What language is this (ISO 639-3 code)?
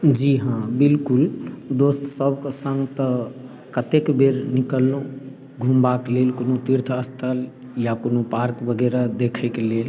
mai